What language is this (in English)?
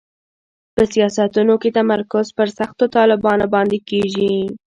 Pashto